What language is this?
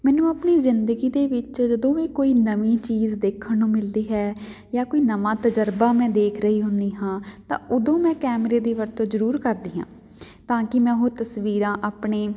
Punjabi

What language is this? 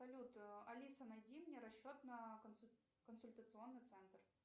Russian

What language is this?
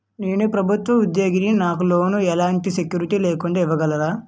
Telugu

